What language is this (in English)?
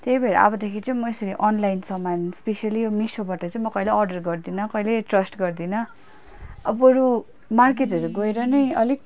Nepali